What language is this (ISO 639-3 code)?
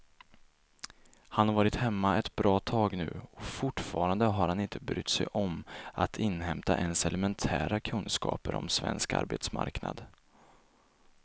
swe